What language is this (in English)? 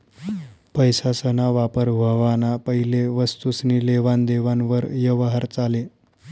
Marathi